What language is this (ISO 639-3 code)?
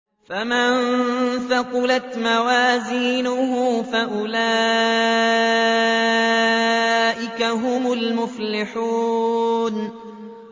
ara